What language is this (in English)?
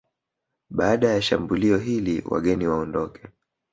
Swahili